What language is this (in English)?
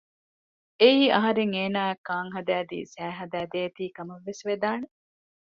Divehi